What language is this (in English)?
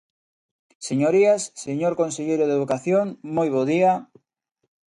Galician